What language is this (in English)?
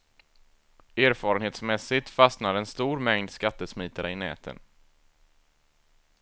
Swedish